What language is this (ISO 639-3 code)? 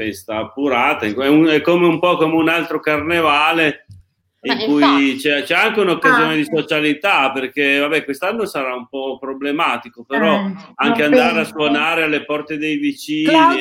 ita